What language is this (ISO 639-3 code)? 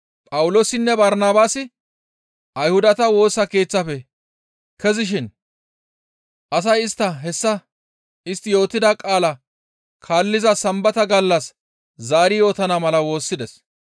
gmv